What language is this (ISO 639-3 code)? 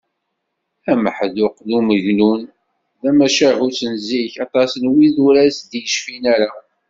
kab